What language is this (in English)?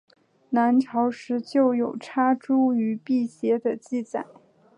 Chinese